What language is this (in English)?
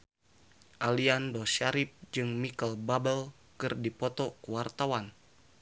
Sundanese